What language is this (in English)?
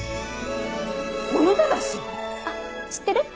Japanese